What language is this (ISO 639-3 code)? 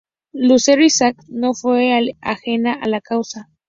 spa